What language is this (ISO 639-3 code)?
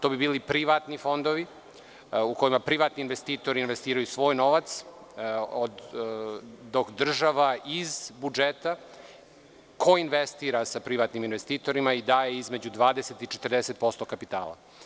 srp